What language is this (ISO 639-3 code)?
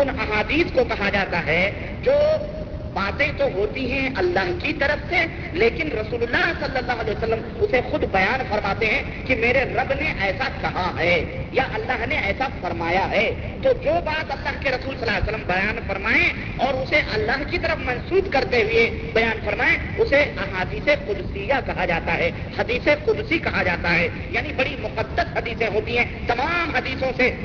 urd